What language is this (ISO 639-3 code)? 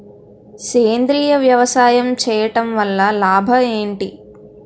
tel